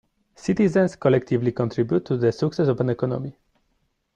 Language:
English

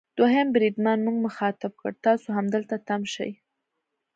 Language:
Pashto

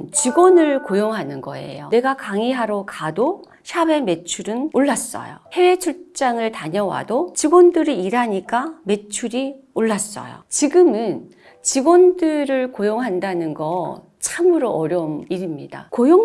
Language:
Korean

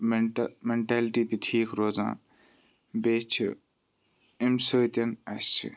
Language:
Kashmiri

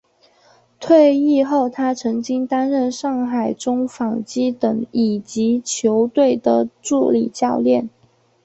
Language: Chinese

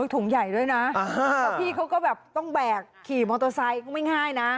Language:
Thai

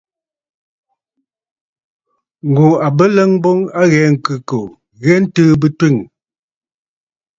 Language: Bafut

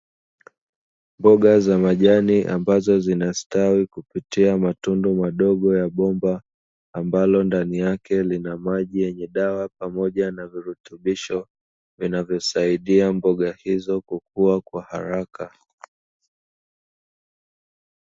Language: Swahili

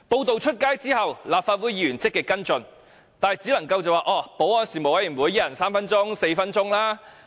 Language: Cantonese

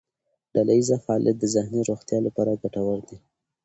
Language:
Pashto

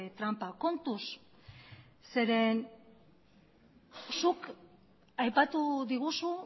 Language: Basque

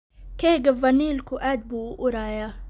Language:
Somali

